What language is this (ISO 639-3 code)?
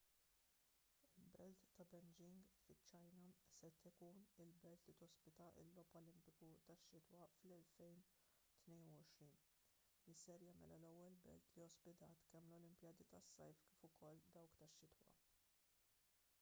mlt